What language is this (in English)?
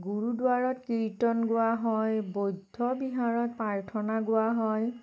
Assamese